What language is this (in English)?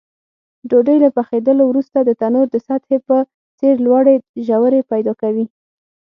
Pashto